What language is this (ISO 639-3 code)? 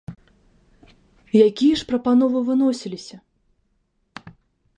bel